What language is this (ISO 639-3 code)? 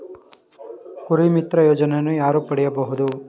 kan